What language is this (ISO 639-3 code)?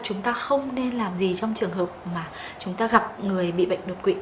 vie